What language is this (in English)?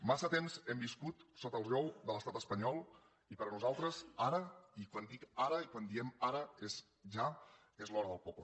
Catalan